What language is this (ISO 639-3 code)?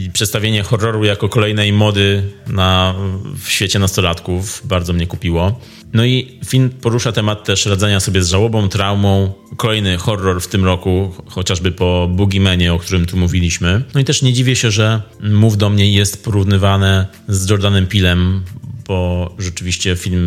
pol